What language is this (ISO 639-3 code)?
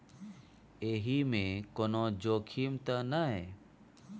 mai